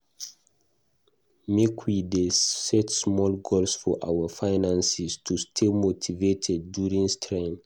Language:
Nigerian Pidgin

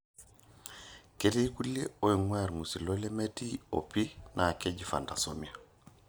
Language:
Masai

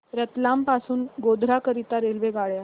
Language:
Marathi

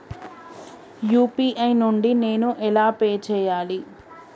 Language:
Telugu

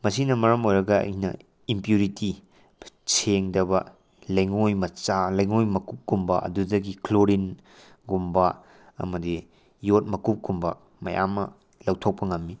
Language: Manipuri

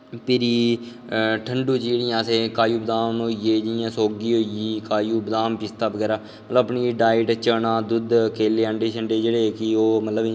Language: Dogri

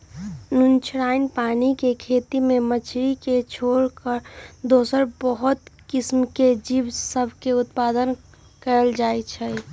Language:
Magahi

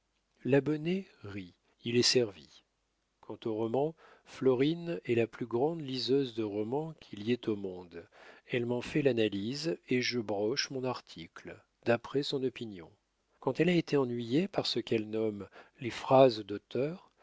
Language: French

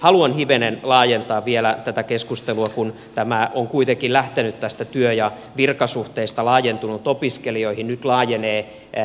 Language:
Finnish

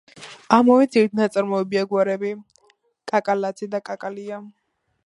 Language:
Georgian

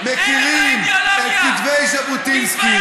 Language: Hebrew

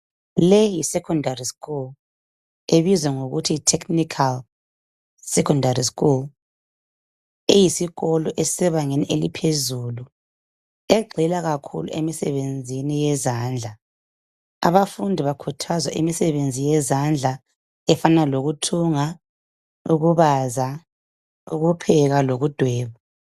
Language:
North Ndebele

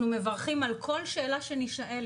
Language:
Hebrew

